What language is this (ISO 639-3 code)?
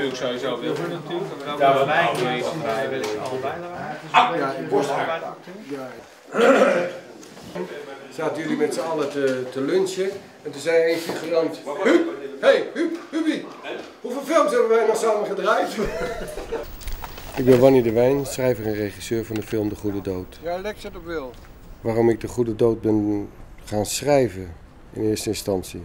nld